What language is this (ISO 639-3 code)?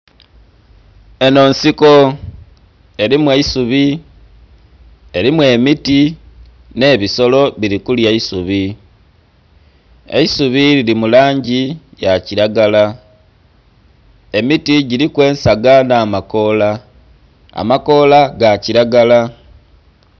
xog